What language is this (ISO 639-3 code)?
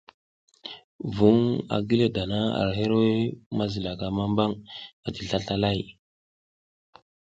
giz